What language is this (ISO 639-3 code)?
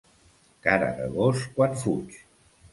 cat